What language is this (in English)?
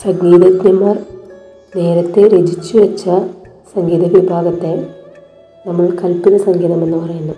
Malayalam